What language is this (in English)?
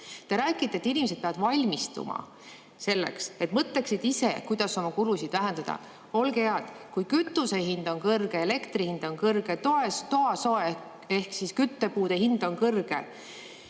Estonian